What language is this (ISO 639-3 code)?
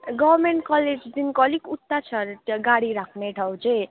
nep